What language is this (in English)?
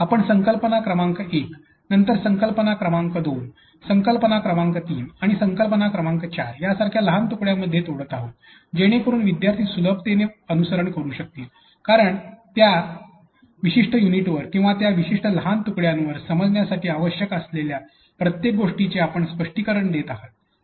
Marathi